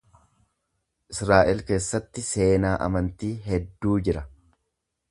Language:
Oromo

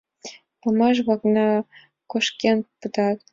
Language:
Mari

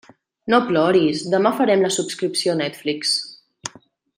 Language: Catalan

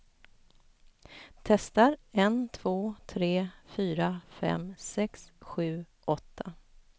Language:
Swedish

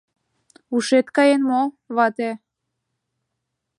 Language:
Mari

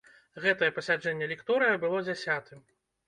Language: Belarusian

